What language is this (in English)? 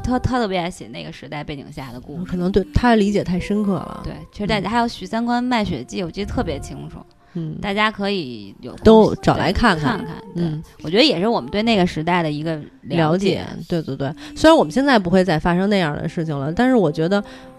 Chinese